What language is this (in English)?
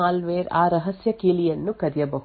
Kannada